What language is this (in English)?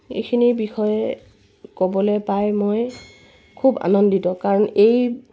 Assamese